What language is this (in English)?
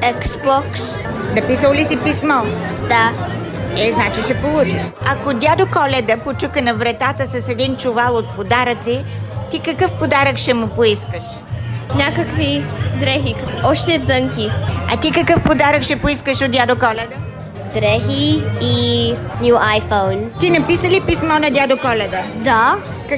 Bulgarian